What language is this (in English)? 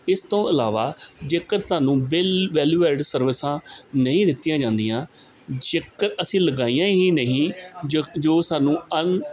Punjabi